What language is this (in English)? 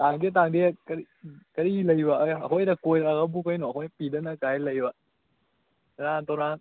Manipuri